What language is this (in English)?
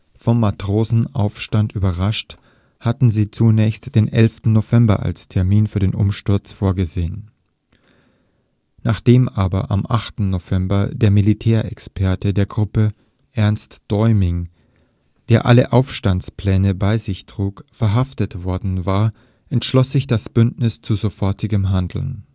German